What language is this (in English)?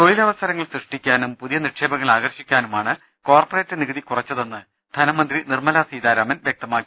Malayalam